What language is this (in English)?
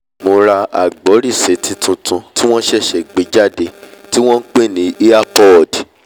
Yoruba